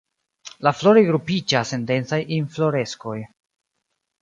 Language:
Esperanto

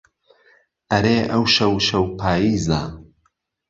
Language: Central Kurdish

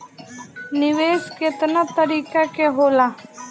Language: Bhojpuri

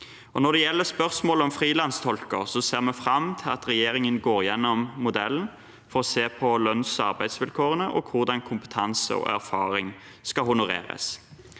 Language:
Norwegian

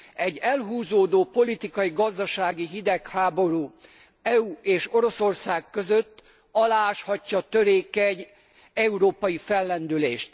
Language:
Hungarian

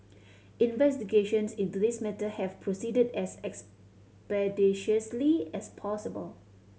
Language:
English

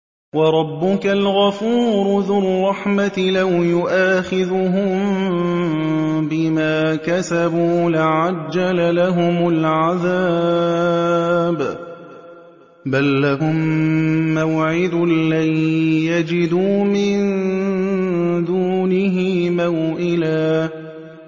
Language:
Arabic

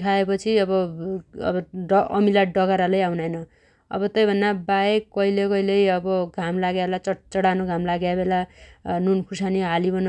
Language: Dotyali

